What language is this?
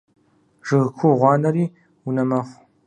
Kabardian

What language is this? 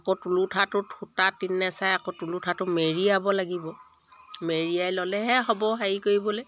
Assamese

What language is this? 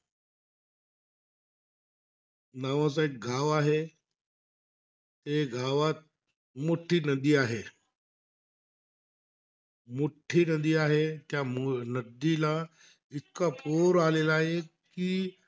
Marathi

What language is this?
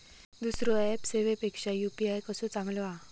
Marathi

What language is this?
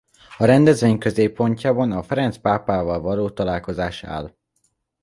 Hungarian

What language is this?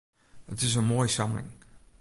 Western Frisian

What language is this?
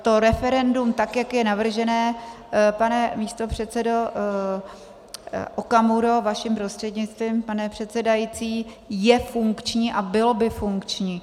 Czech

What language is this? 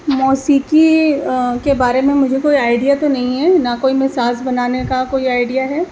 Urdu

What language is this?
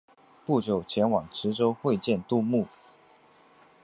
Chinese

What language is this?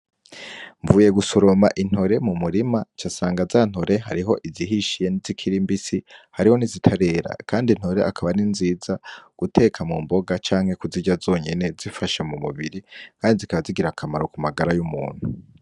Rundi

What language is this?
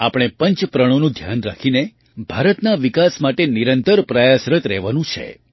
Gujarati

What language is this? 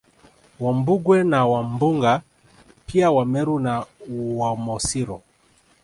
Swahili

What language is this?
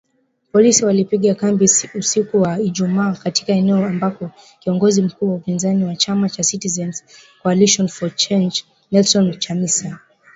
Swahili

